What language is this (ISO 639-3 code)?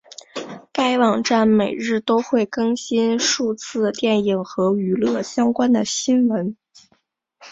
zho